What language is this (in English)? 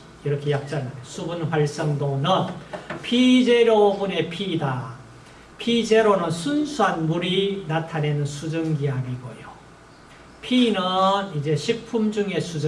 Korean